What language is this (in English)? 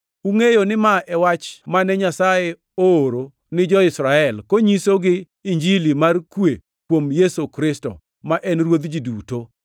Luo (Kenya and Tanzania)